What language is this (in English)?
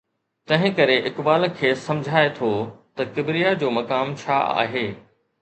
Sindhi